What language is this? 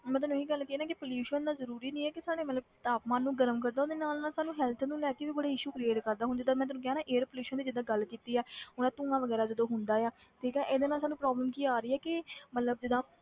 Punjabi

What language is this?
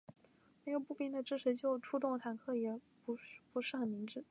Chinese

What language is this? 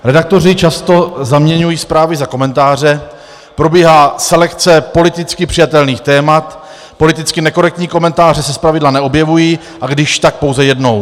Czech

